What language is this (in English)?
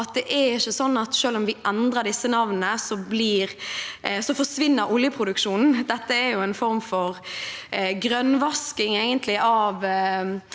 Norwegian